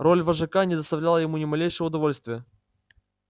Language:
Russian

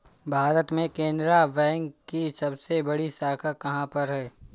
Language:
Hindi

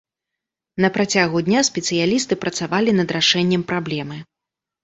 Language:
Belarusian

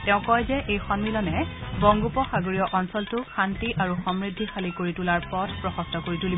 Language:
Assamese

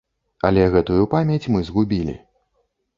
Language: Belarusian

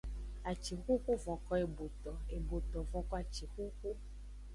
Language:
Aja (Benin)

